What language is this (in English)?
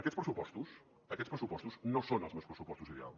Catalan